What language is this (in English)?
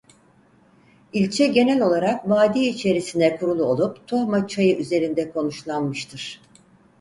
Turkish